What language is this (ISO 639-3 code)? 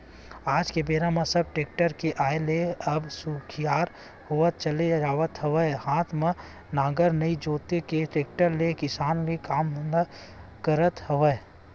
hne